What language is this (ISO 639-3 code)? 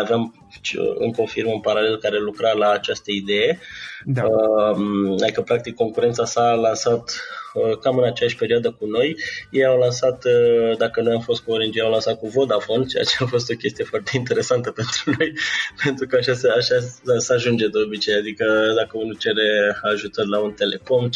ron